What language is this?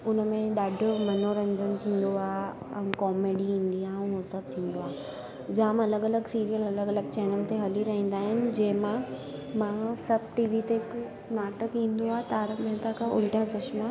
Sindhi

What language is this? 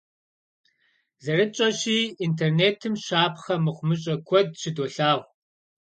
Kabardian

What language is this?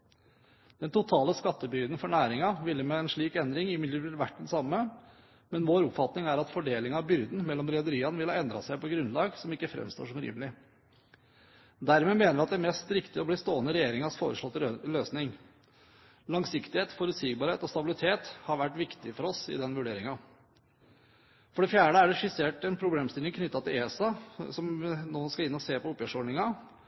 Norwegian Bokmål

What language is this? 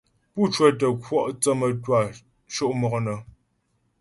Ghomala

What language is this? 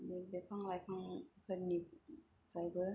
Bodo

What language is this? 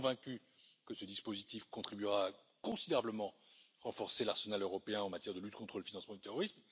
French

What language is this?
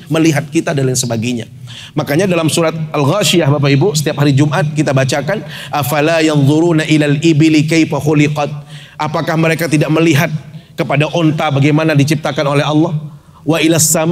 Indonesian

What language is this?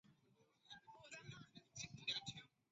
Chinese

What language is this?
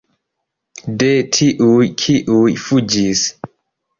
Esperanto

